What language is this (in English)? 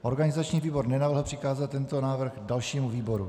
Czech